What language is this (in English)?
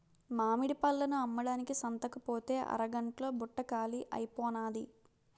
Telugu